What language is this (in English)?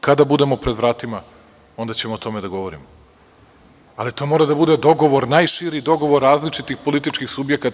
Serbian